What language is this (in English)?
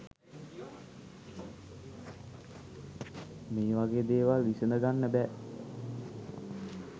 Sinhala